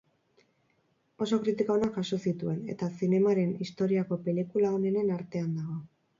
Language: Basque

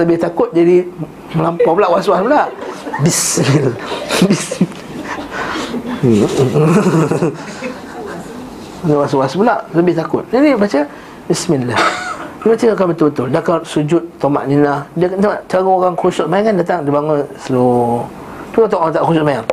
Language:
Malay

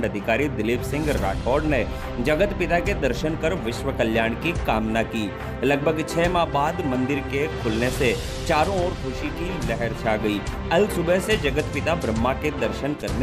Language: Hindi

